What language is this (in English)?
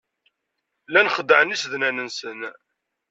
Kabyle